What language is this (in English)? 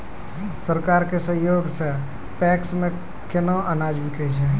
Maithili